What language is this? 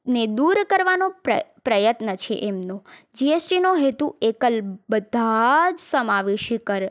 Gujarati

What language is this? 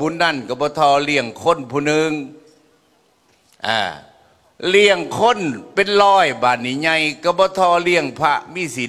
Thai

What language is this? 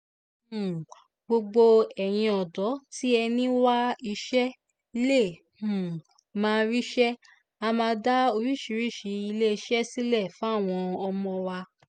Yoruba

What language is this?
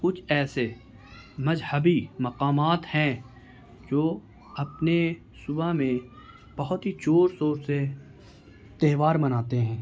Urdu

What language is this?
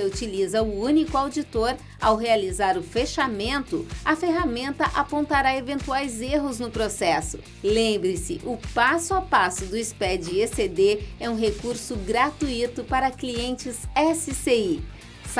Portuguese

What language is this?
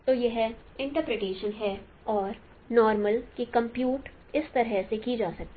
Hindi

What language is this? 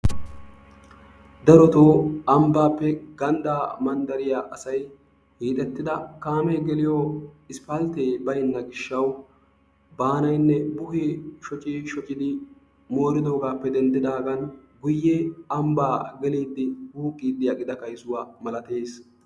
Wolaytta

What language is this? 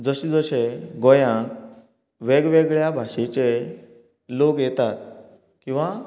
Konkani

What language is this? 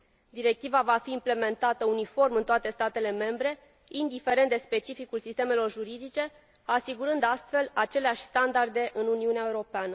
Romanian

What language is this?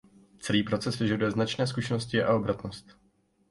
Czech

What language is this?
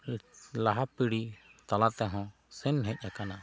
Santali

